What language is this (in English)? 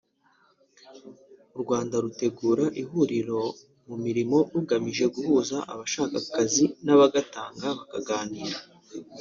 Kinyarwanda